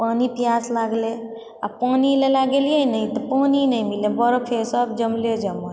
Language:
Maithili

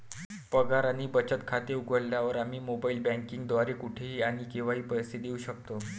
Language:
Marathi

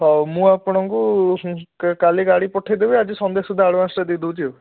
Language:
Odia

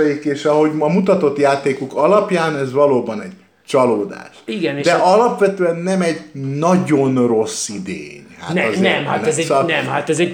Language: Hungarian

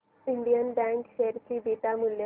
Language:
Marathi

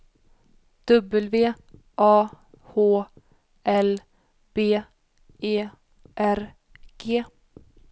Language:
Swedish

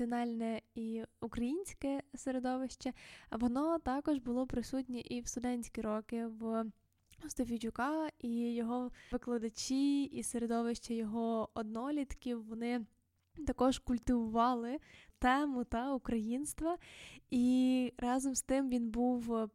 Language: Ukrainian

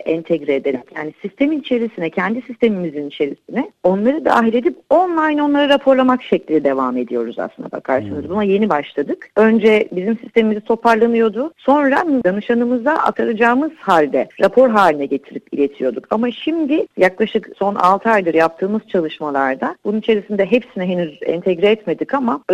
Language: Turkish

